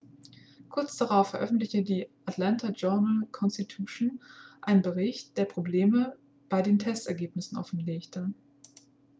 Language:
German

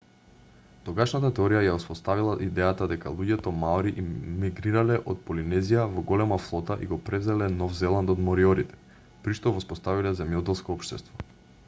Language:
Macedonian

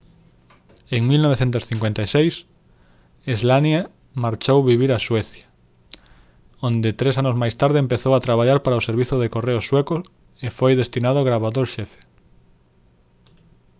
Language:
Galician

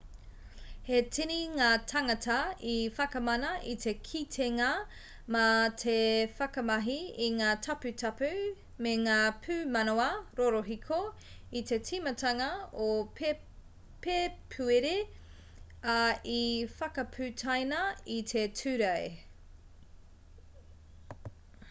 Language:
Māori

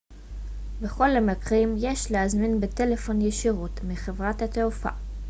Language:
Hebrew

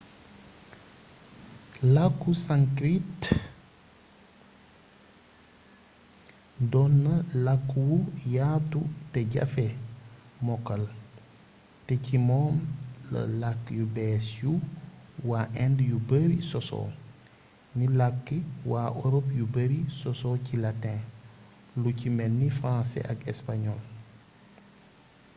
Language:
Wolof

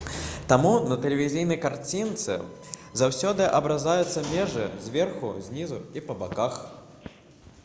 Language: Belarusian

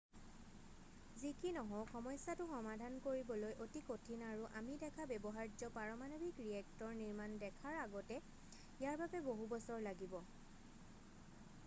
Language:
Assamese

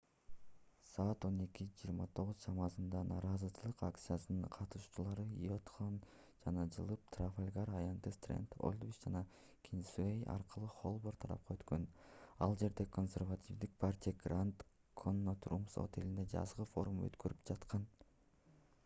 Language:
Kyrgyz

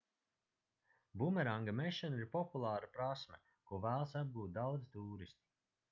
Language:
Latvian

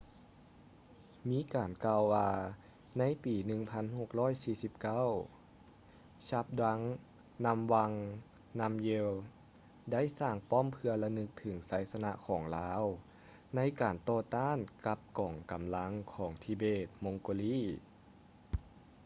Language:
Lao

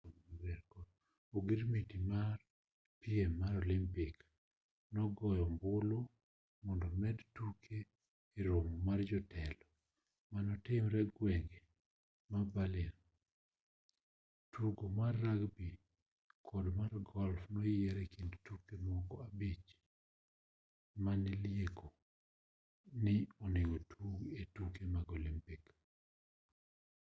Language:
Luo (Kenya and Tanzania)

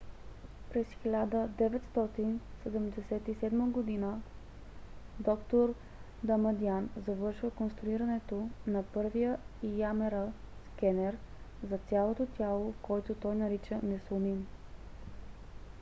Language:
Bulgarian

